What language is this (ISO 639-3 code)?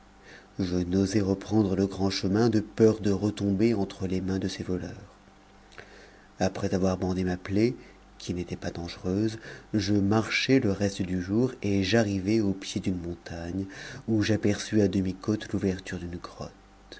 fra